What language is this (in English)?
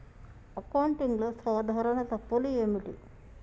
Telugu